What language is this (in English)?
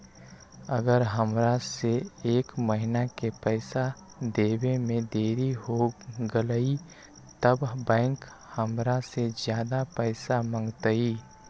Magahi